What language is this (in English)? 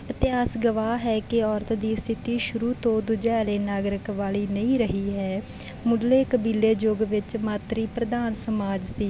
Punjabi